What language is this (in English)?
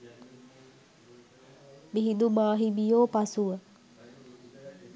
Sinhala